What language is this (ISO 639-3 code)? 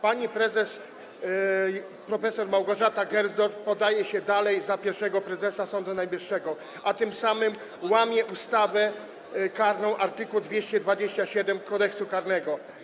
pol